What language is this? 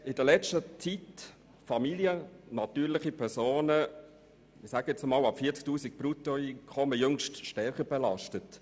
Swiss German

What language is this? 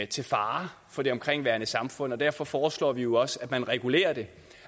Danish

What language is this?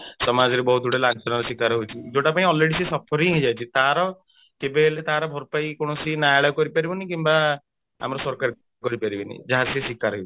Odia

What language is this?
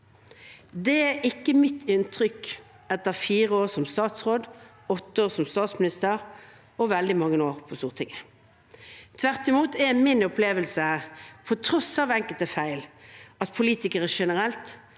Norwegian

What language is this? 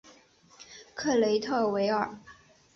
Chinese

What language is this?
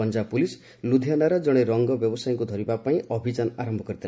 Odia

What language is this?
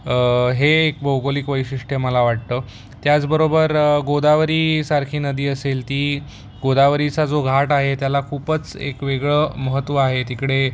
Marathi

